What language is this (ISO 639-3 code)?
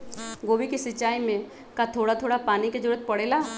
mag